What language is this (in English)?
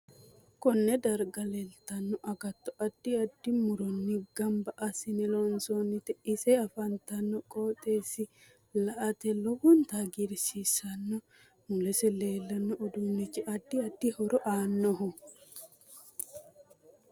Sidamo